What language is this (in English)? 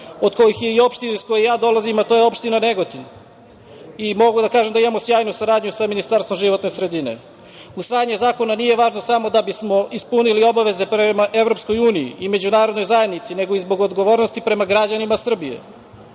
Serbian